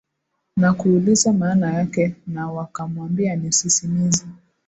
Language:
Swahili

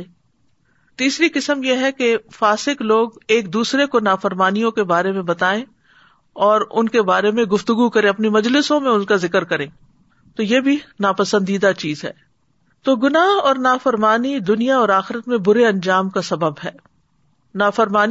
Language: Urdu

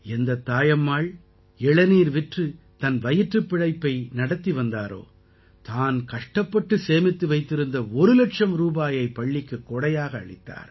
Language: Tamil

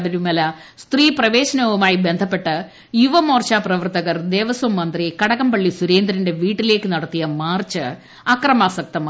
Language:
Malayalam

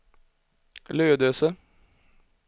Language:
Swedish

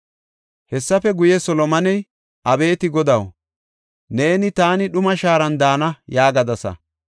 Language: Gofa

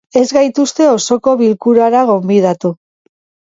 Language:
Basque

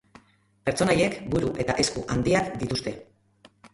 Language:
Basque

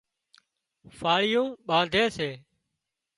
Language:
Wadiyara Koli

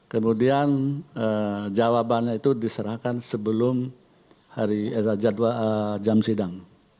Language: Indonesian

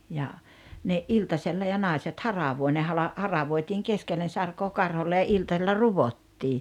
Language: Finnish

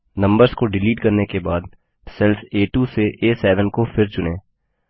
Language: Hindi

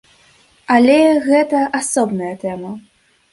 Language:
Belarusian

